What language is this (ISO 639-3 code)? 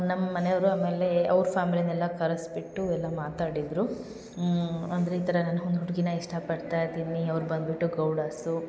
kan